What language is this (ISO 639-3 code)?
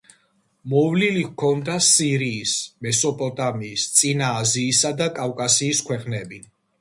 kat